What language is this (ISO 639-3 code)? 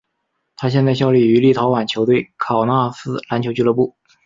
zho